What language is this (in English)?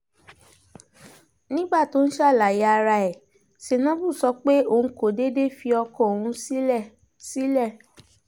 Yoruba